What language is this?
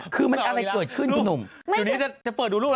Thai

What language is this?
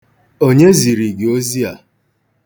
Igbo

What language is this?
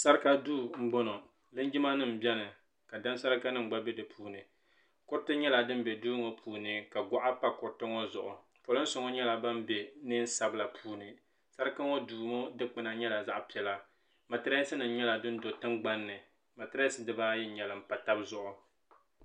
Dagbani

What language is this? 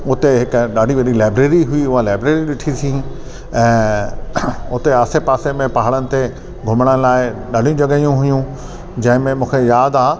Sindhi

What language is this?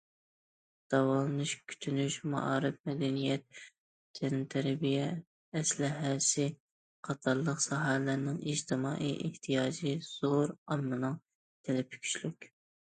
Uyghur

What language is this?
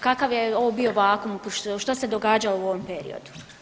Croatian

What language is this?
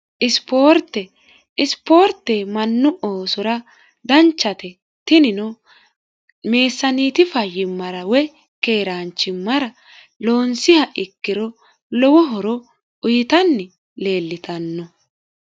Sidamo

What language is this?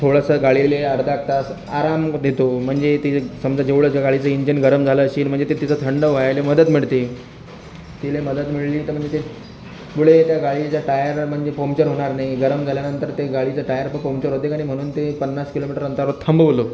Marathi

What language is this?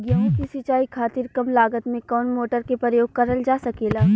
Bhojpuri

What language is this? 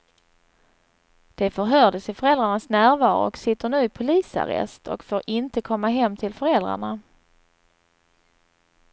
Swedish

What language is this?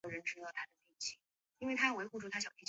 Chinese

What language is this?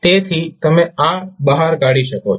Gujarati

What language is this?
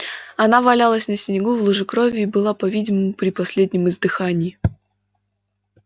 Russian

